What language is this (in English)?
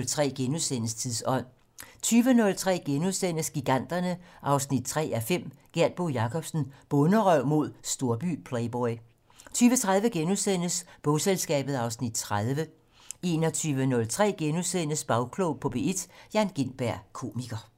Danish